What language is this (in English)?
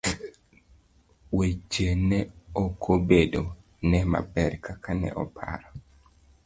Luo (Kenya and Tanzania)